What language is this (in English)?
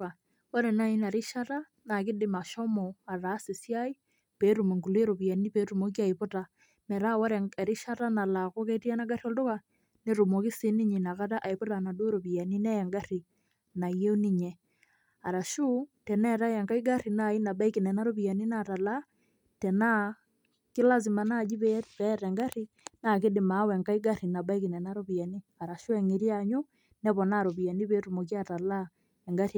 Masai